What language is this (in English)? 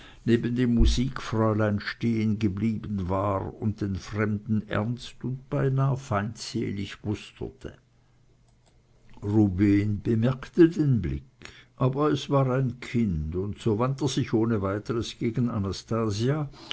German